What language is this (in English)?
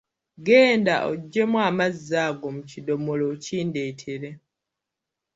Ganda